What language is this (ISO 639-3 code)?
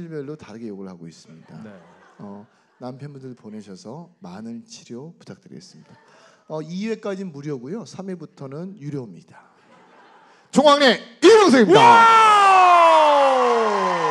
kor